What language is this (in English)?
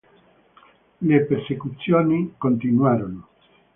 Italian